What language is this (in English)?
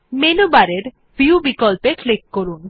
Bangla